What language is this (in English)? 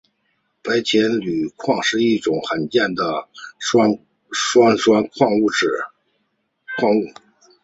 Chinese